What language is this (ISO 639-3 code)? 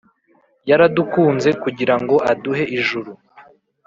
kin